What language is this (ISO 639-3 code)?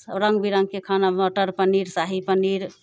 mai